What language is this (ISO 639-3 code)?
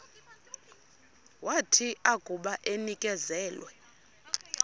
xho